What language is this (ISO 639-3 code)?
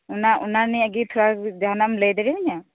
sat